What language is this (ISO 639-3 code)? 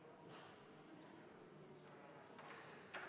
est